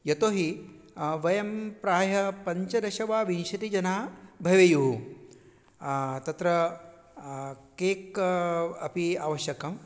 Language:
Sanskrit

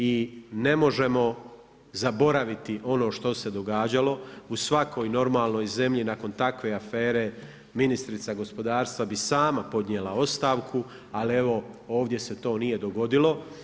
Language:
Croatian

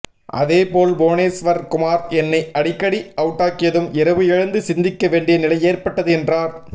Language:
Tamil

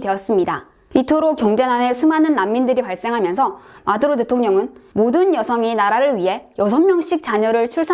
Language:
Korean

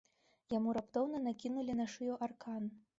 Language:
Belarusian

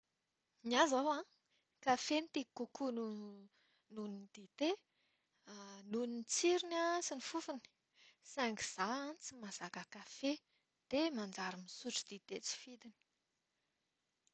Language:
Malagasy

